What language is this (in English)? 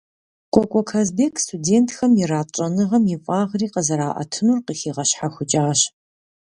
Kabardian